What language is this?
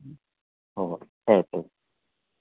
Manipuri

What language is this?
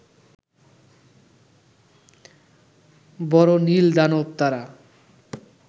Bangla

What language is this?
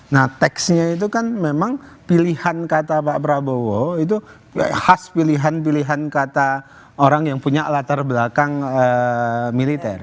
Indonesian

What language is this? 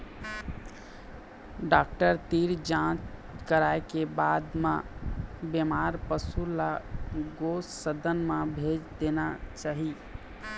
Chhattisgarhi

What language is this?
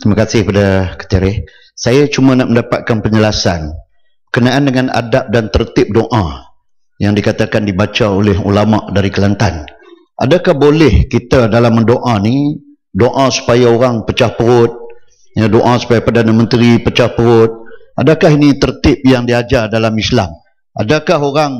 Malay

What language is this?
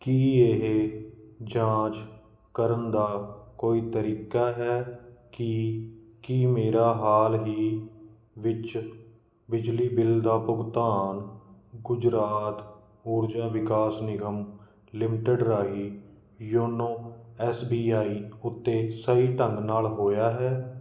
Punjabi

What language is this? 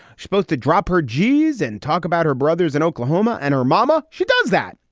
English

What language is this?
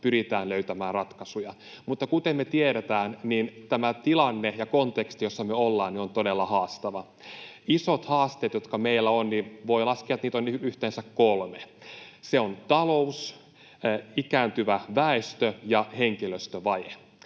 Finnish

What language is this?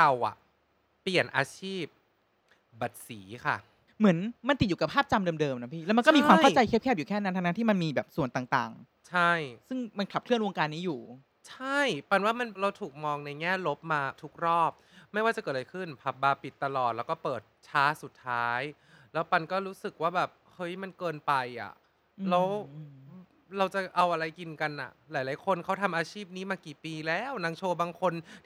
Thai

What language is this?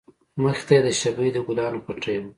Pashto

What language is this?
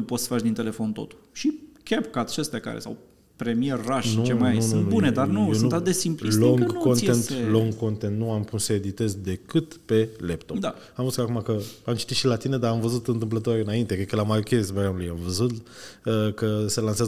Romanian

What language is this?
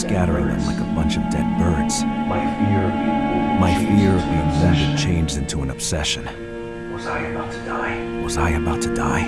Italian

